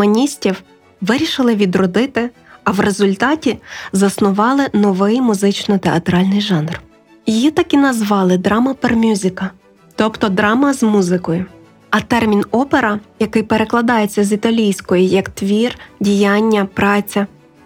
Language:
Ukrainian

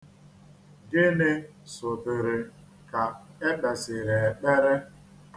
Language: Igbo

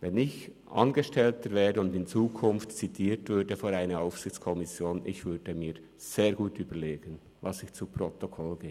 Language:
Swiss German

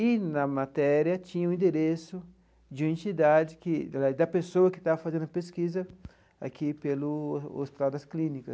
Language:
Portuguese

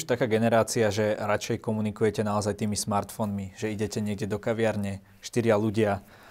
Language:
Slovak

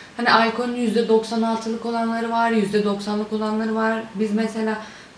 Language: Turkish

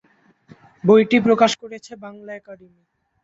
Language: Bangla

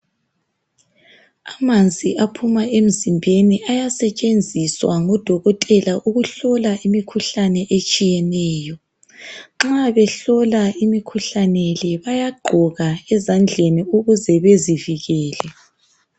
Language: North Ndebele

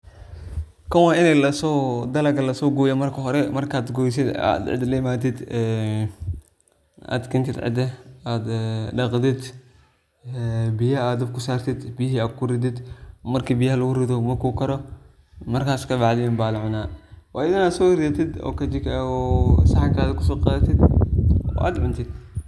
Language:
Somali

